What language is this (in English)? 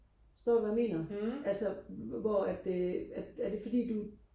Danish